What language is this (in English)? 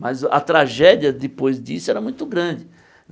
Portuguese